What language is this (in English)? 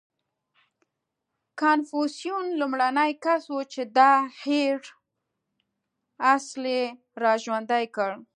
Pashto